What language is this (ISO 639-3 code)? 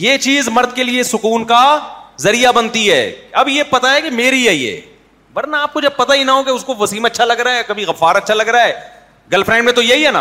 urd